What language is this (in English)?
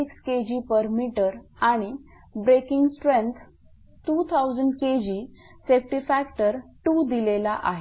Marathi